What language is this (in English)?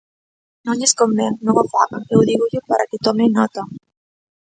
Galician